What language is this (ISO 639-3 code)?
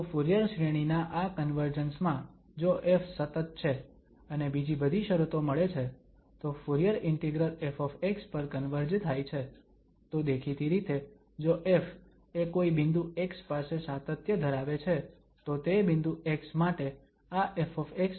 guj